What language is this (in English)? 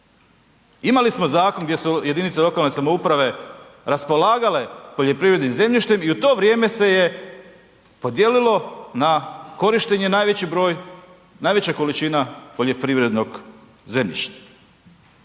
Croatian